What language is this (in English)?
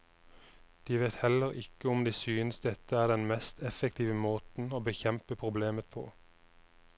Norwegian